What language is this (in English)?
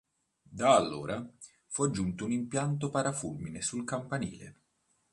Italian